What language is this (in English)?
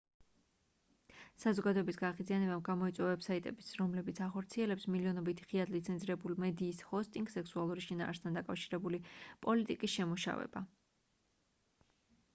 Georgian